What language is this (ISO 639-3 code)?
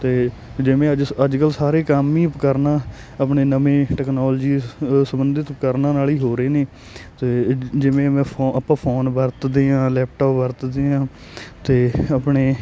pan